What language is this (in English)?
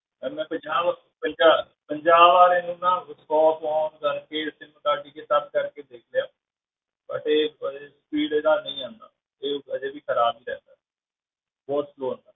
Punjabi